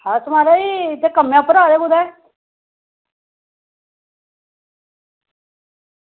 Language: Dogri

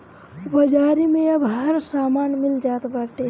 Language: Bhojpuri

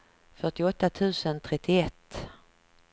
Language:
Swedish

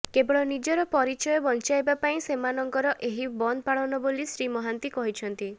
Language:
Odia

